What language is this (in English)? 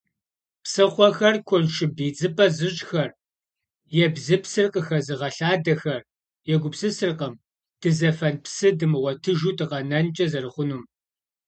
Kabardian